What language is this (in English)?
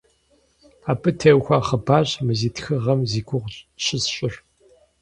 Kabardian